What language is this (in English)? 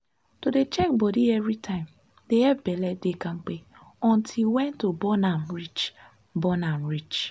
Nigerian Pidgin